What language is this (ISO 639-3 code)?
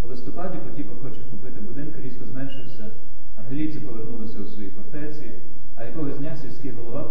ukr